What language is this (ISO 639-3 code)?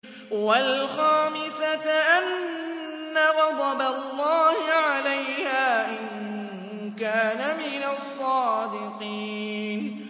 ara